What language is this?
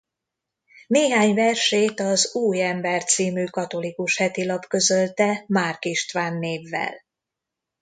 Hungarian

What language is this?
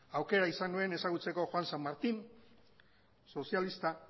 Basque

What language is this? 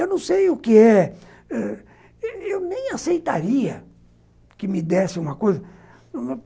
Portuguese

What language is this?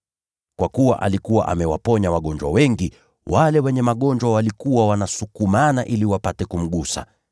Swahili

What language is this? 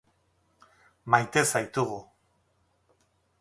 Basque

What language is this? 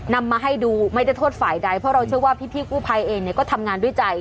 Thai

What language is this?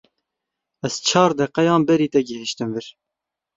Kurdish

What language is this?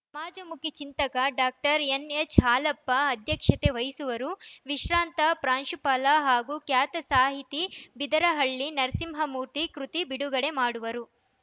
Kannada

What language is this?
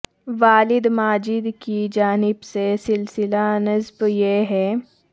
Urdu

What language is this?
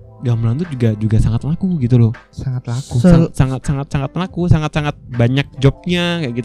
Indonesian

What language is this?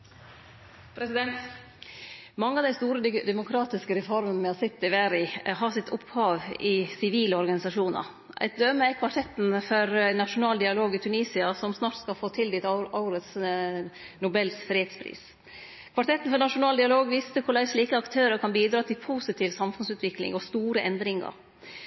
Norwegian Nynorsk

